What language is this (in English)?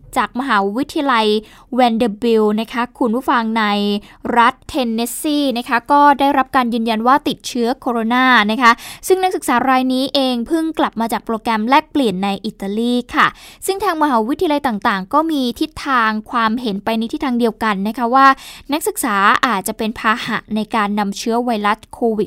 Thai